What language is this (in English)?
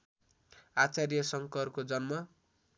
Nepali